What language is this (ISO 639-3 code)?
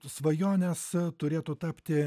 lit